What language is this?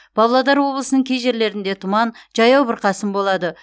Kazakh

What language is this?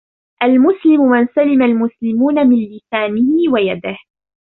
Arabic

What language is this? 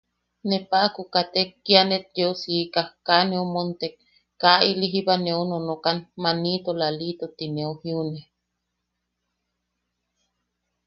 Yaqui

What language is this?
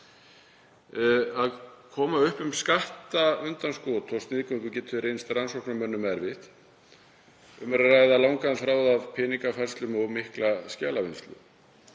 Icelandic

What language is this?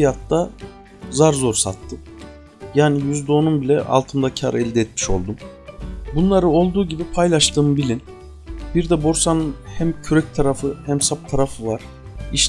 Turkish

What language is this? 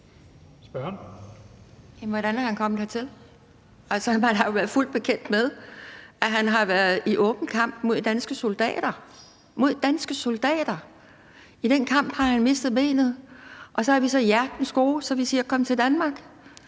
Danish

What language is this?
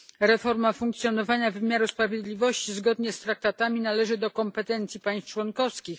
Polish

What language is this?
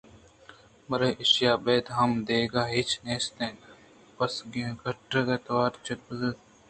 Eastern Balochi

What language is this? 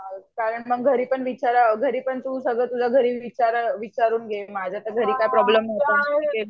Marathi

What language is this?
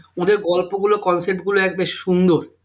Bangla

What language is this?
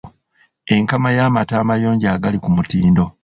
Ganda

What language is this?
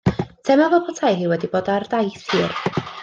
Welsh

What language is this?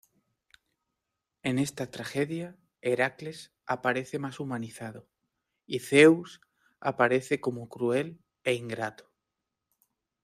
Spanish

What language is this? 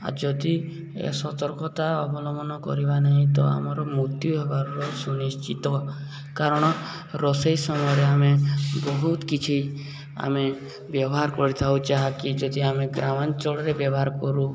Odia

